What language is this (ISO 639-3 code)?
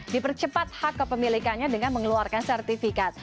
ind